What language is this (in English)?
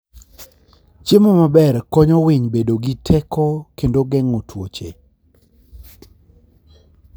Luo (Kenya and Tanzania)